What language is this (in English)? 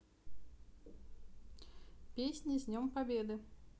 Russian